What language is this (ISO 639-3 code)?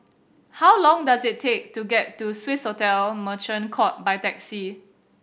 eng